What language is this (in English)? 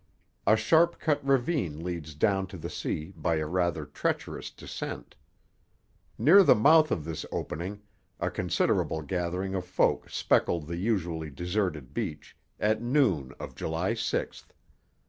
English